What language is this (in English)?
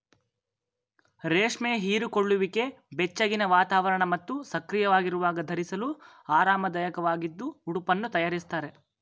Kannada